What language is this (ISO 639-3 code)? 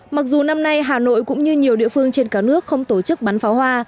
vie